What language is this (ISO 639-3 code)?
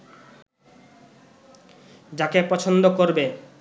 ben